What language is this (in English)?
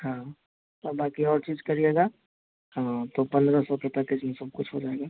Hindi